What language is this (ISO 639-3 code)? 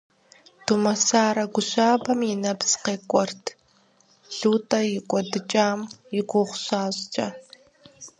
kbd